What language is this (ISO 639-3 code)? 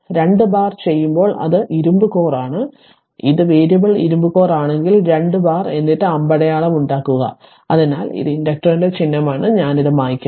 mal